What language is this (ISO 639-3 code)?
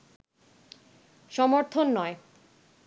ben